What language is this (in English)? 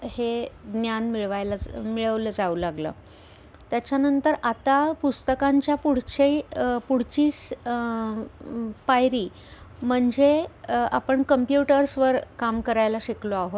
Marathi